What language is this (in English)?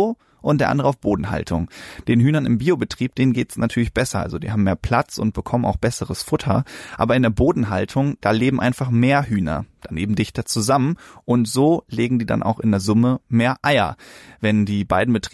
German